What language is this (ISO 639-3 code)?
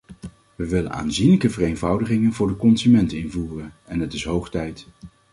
nld